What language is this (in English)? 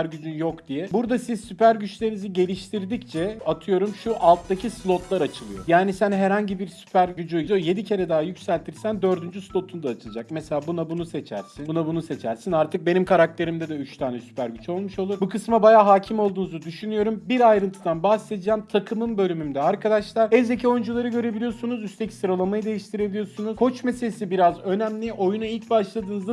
Turkish